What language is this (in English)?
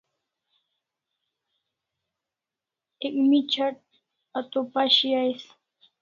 Kalasha